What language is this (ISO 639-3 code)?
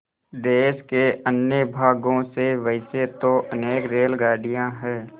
hin